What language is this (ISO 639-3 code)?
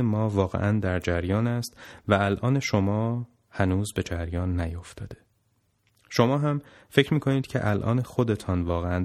fas